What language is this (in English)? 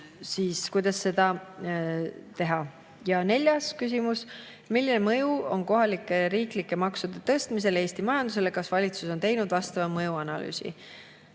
Estonian